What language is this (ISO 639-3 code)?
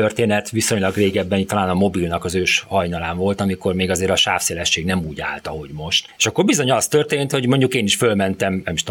hun